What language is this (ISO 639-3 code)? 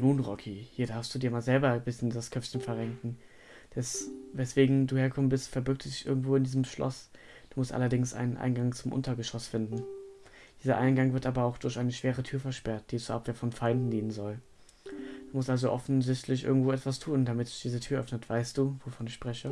deu